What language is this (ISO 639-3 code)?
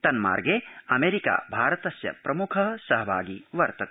san